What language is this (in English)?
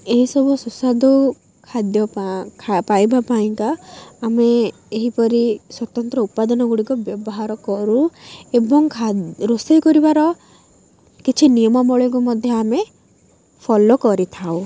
Odia